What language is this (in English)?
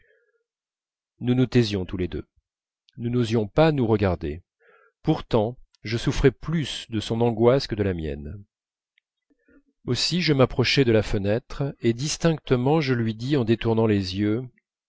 French